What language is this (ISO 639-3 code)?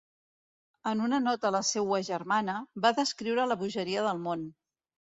cat